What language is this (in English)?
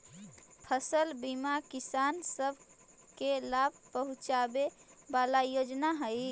Magahi